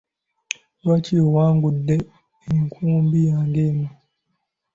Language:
Ganda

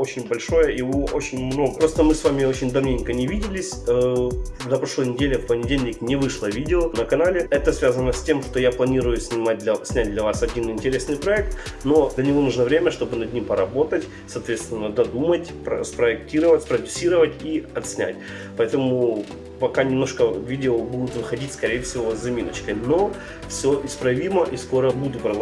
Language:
Russian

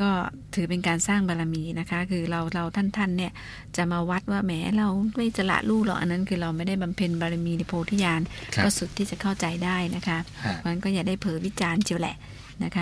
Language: Thai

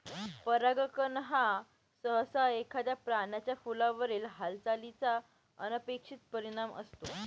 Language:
Marathi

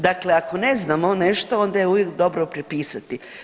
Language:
Croatian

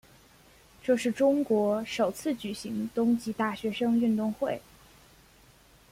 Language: Chinese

